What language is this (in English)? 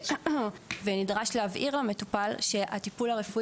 Hebrew